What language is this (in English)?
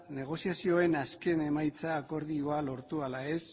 Basque